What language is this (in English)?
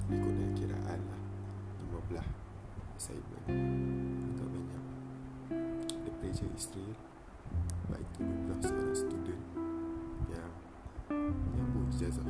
Malay